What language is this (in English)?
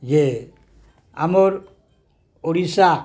Odia